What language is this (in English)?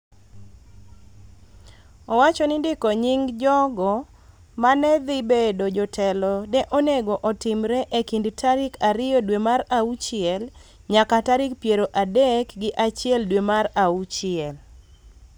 Luo (Kenya and Tanzania)